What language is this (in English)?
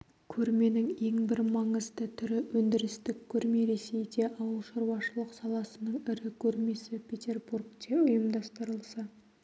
Kazakh